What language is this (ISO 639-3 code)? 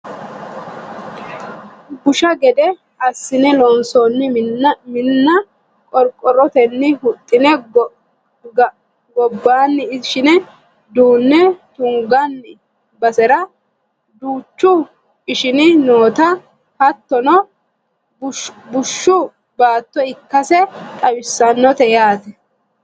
sid